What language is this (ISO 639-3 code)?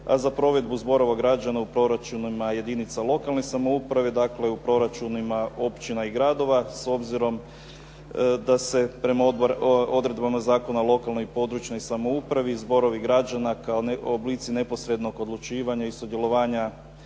hrv